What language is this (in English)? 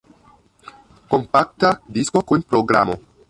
Esperanto